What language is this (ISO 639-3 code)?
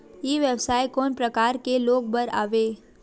hne